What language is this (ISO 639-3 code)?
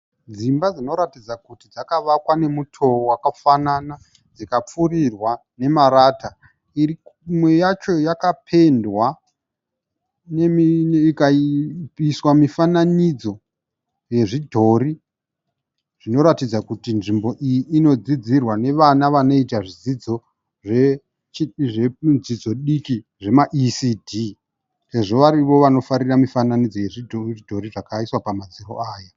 sna